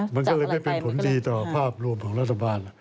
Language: Thai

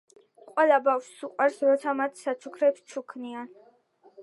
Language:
Georgian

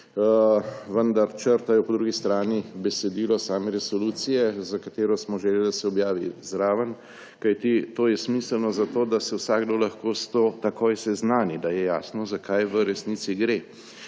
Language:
Slovenian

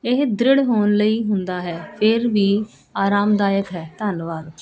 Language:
Punjabi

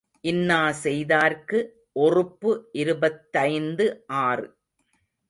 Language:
Tamil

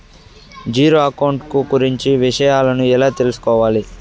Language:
Telugu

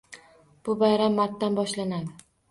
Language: Uzbek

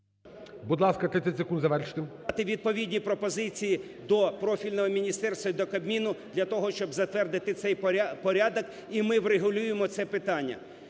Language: Ukrainian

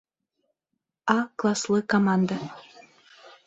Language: Bashkir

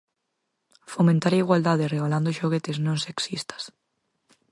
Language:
Galician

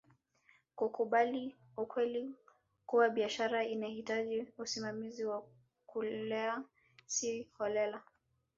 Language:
Swahili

